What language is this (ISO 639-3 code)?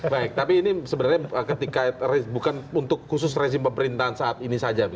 ind